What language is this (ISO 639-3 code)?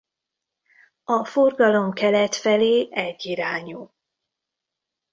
hun